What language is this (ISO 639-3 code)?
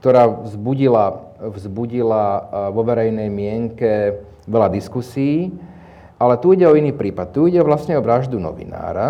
slk